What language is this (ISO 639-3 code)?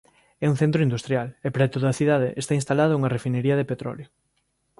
glg